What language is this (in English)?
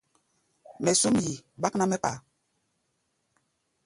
Gbaya